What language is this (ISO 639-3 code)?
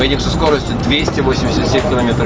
rus